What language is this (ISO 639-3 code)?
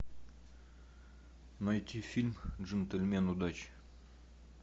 rus